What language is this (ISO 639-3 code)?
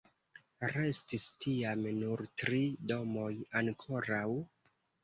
epo